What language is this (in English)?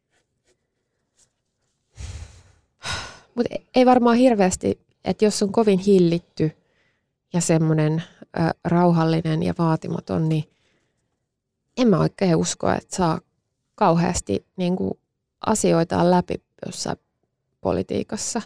Finnish